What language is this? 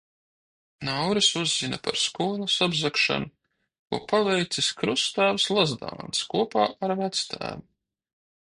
Latvian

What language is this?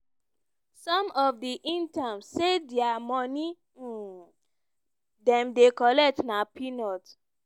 Nigerian Pidgin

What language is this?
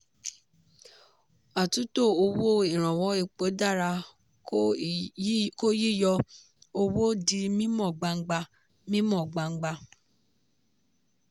Yoruba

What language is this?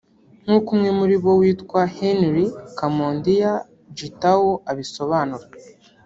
Kinyarwanda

